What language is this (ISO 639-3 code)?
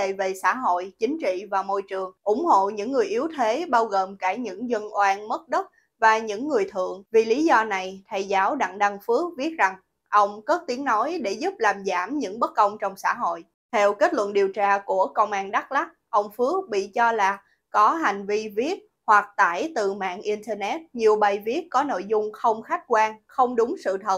vie